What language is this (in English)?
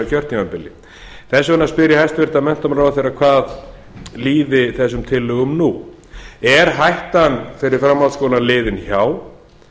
Icelandic